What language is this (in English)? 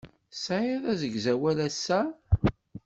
Kabyle